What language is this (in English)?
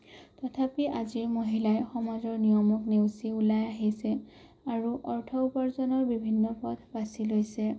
Assamese